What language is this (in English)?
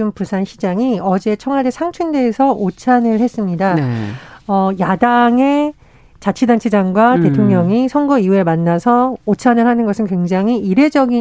Korean